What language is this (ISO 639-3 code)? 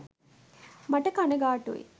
sin